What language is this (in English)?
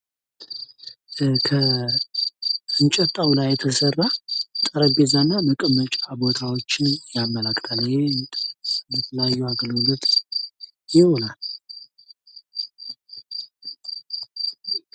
Amharic